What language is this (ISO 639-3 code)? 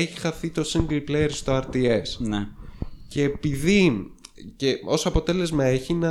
ell